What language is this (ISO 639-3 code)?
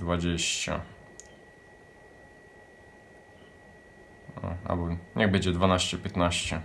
pol